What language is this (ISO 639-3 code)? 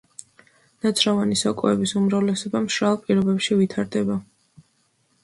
kat